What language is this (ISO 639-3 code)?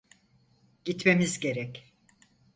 tur